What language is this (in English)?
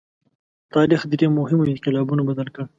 Pashto